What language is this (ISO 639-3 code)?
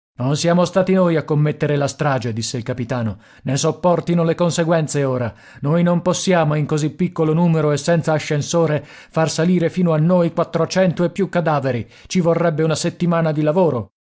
ita